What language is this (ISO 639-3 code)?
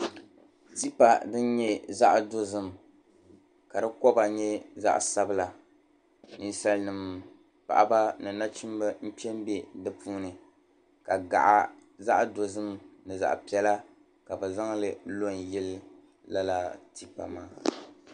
dag